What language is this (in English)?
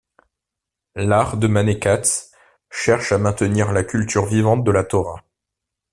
French